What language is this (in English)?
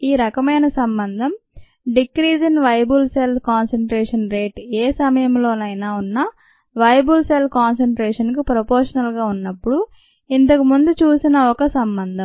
Telugu